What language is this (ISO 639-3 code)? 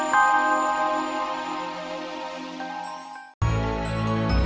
ind